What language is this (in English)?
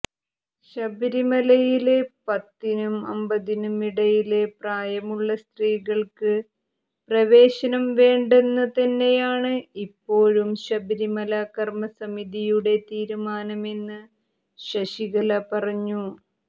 Malayalam